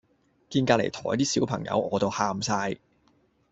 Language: Cantonese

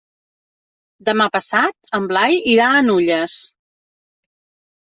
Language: Catalan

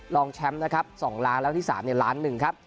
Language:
Thai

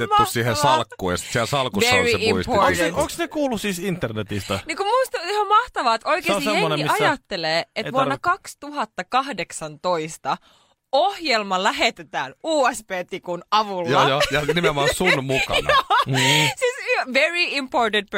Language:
Finnish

